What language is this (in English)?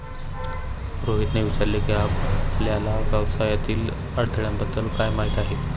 Marathi